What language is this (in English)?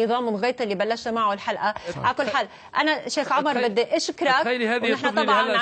Arabic